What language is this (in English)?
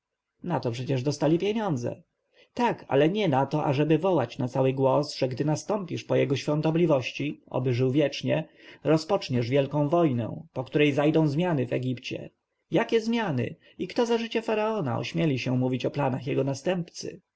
Polish